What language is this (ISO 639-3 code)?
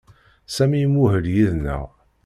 kab